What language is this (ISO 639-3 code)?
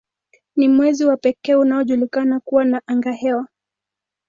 swa